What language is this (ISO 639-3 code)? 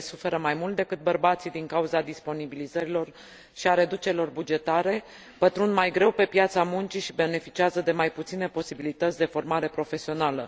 ron